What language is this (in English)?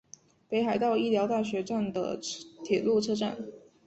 Chinese